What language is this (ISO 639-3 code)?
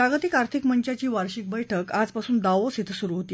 mar